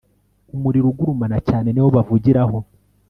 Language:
Kinyarwanda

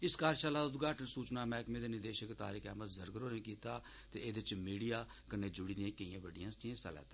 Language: Dogri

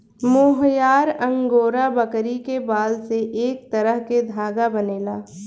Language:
Bhojpuri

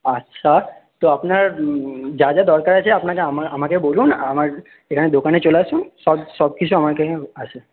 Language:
Bangla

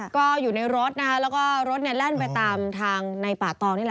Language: Thai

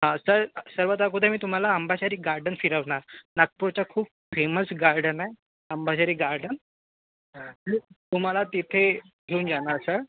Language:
Marathi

